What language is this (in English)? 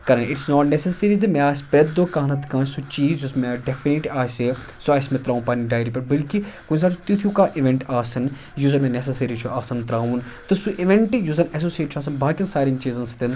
Kashmiri